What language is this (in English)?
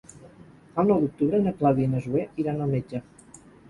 Catalan